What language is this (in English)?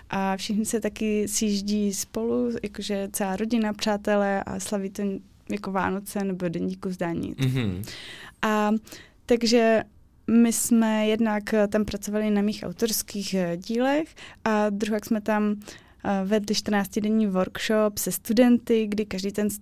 Czech